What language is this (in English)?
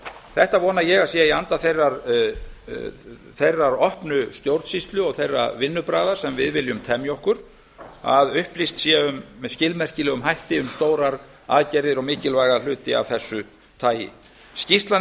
Icelandic